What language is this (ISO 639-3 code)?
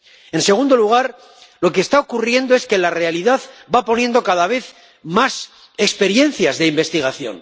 spa